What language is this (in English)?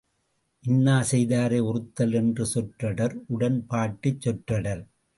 Tamil